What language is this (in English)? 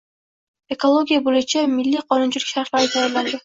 Uzbek